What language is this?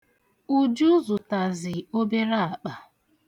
Igbo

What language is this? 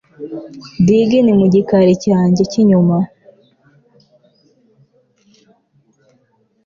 Kinyarwanda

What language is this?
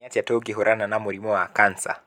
Kikuyu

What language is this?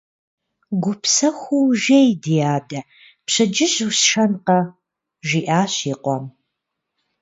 Kabardian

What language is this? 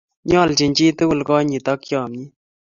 Kalenjin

